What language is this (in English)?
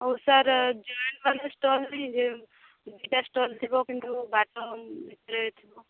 Odia